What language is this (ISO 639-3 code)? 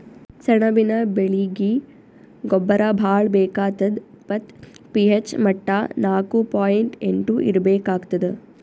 kan